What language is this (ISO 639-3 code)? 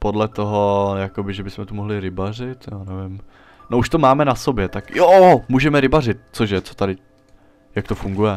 ces